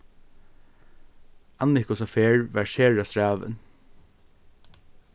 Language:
Faroese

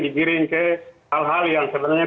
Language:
Indonesian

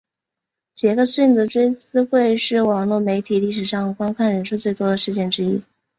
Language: Chinese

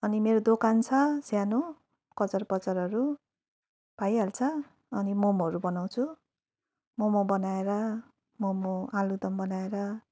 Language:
Nepali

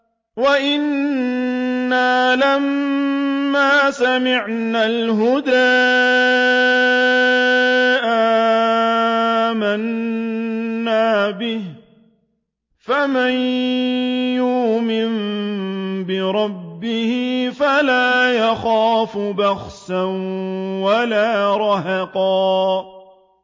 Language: Arabic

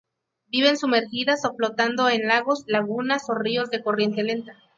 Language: Spanish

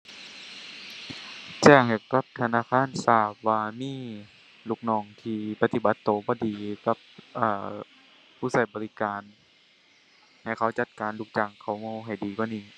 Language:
Thai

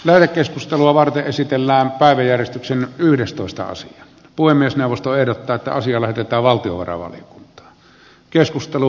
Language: Finnish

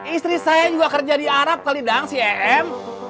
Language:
Indonesian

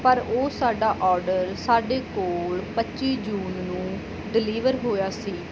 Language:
Punjabi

